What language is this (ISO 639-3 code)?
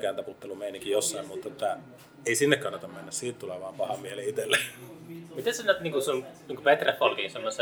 fin